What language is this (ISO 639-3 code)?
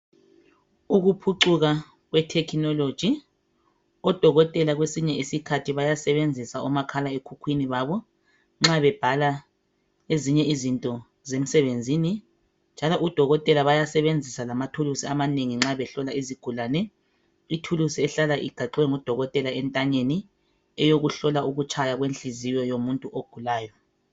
nde